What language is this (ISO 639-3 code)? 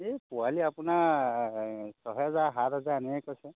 asm